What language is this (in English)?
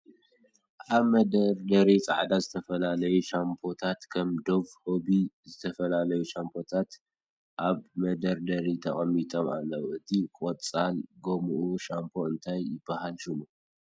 Tigrinya